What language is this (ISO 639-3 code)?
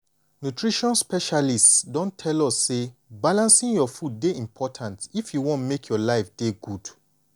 pcm